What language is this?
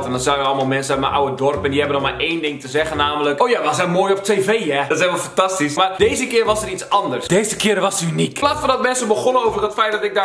Dutch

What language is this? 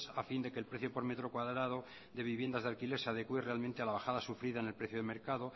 Spanish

